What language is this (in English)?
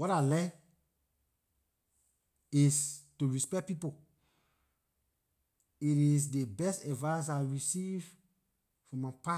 Liberian English